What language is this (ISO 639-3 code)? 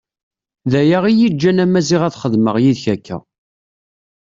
kab